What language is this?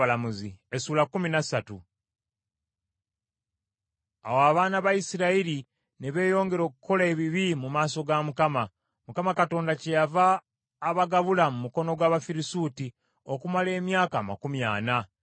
Ganda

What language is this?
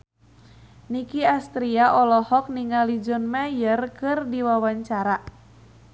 Sundanese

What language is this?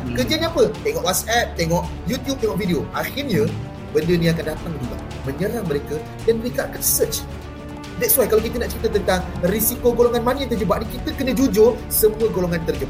Malay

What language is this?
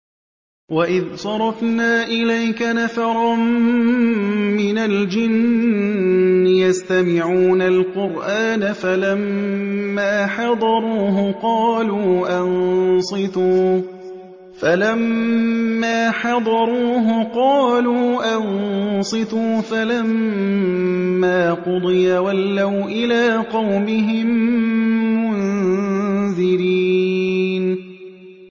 Arabic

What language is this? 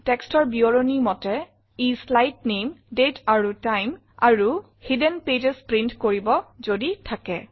Assamese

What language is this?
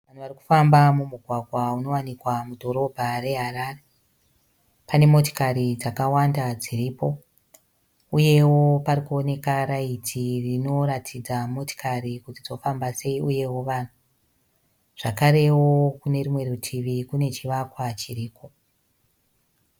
Shona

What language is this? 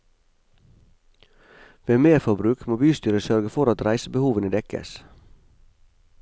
Norwegian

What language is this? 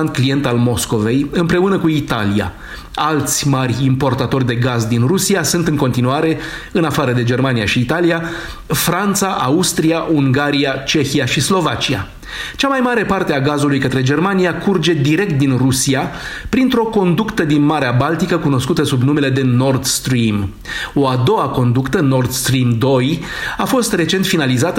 Romanian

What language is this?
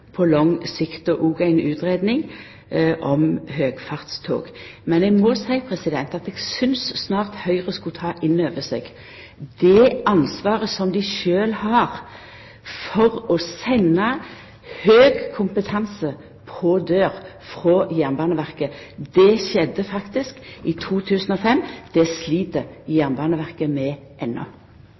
Norwegian Nynorsk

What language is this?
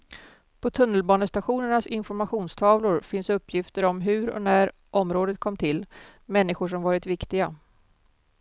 Swedish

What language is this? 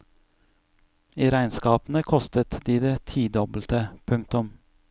Norwegian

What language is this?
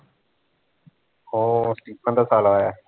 Punjabi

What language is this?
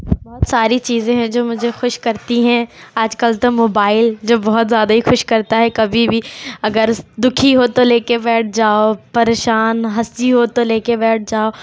Urdu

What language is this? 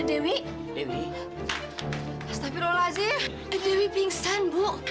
Indonesian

